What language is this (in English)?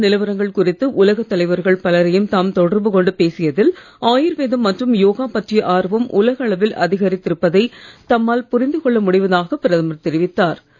Tamil